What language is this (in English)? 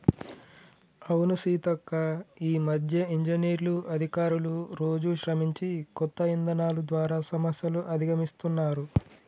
Telugu